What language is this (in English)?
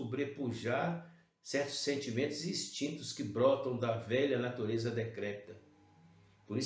Portuguese